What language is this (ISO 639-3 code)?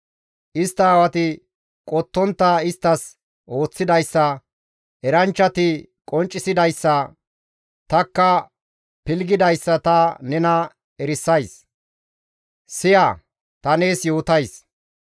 gmv